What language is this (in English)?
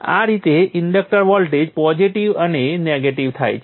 Gujarati